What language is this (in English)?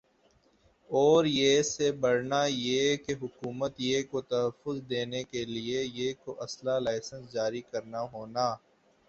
Urdu